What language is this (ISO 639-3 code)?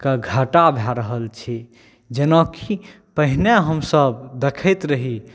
mai